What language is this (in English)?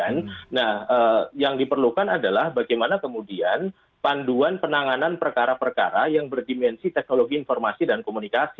Indonesian